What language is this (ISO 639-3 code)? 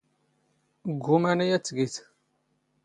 zgh